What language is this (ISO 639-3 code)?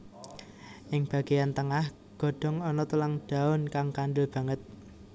jav